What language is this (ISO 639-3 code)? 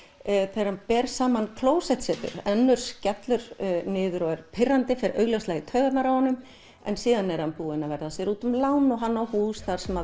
isl